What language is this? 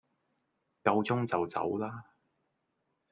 Cantonese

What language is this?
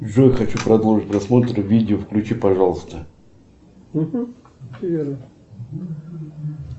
Russian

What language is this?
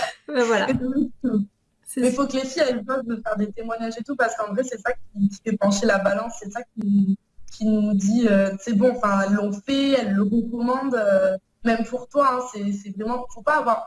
French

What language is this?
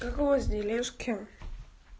Russian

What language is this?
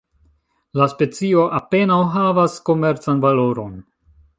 Esperanto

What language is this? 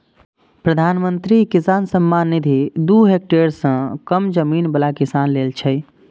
Maithili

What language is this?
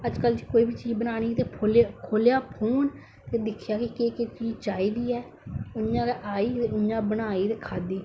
Dogri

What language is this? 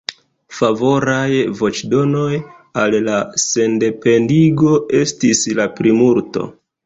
Esperanto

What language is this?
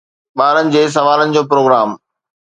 Sindhi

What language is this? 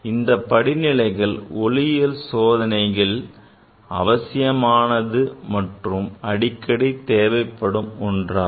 Tamil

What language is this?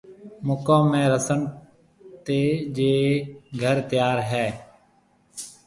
Marwari (Pakistan)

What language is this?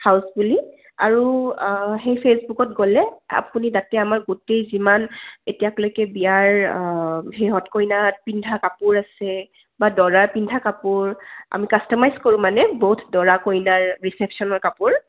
Assamese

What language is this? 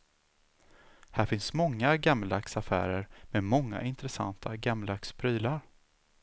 Swedish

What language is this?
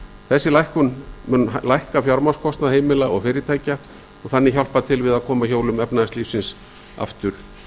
Icelandic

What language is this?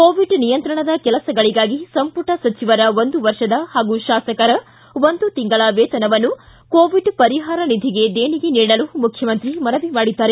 Kannada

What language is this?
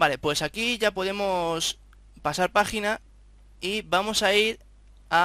Spanish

